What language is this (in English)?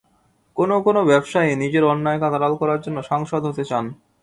Bangla